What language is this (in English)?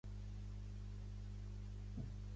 Catalan